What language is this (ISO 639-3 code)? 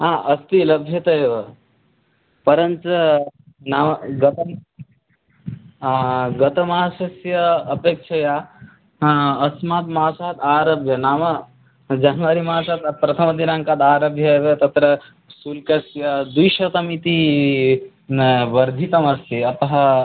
san